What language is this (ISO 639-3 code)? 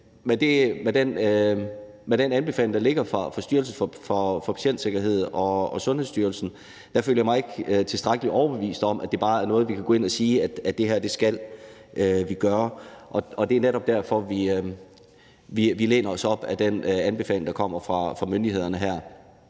dan